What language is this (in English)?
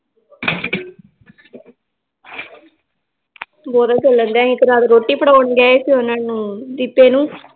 Punjabi